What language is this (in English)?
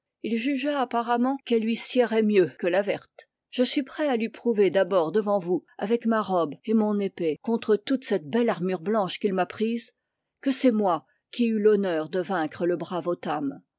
French